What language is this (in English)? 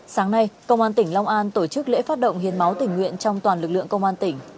Vietnamese